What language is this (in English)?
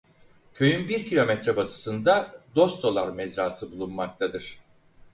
Turkish